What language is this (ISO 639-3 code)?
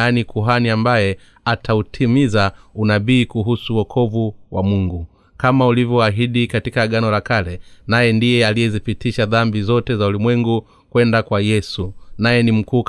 swa